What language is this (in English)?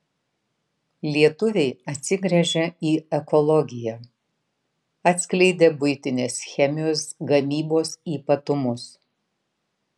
Lithuanian